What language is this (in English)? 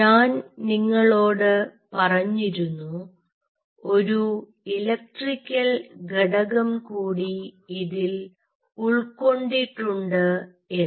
Malayalam